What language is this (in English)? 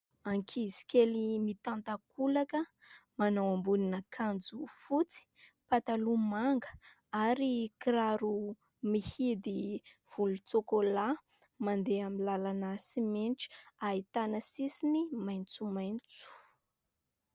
Malagasy